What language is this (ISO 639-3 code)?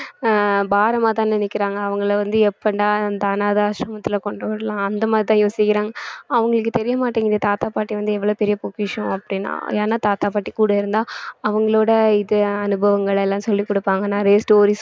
tam